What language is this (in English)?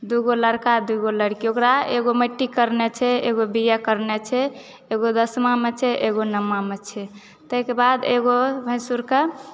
Maithili